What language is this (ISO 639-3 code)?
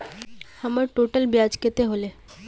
mag